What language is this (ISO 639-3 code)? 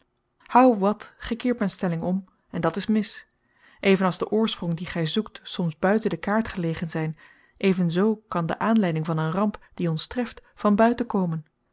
nld